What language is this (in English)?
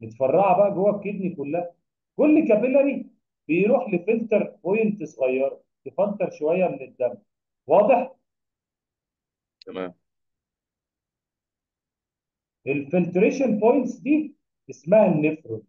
Arabic